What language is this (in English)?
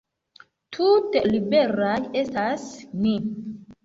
Esperanto